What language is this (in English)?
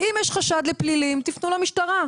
Hebrew